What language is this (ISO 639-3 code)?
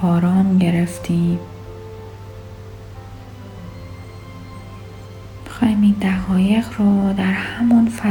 fas